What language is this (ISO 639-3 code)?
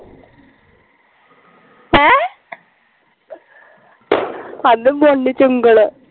pan